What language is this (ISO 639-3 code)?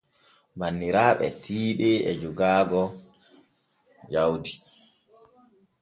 fue